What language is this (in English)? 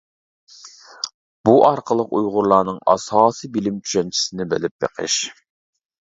Uyghur